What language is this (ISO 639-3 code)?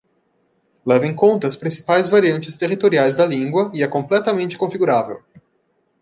por